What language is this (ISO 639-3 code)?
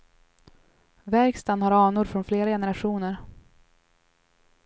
swe